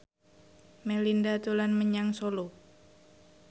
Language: Javanese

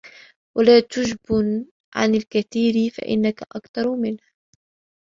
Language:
Arabic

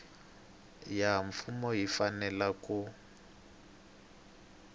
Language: Tsonga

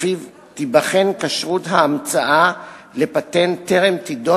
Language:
Hebrew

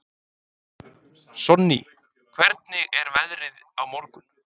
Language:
Icelandic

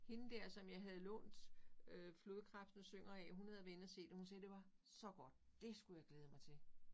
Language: Danish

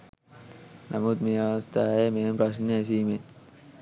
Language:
Sinhala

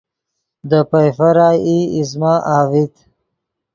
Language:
Yidgha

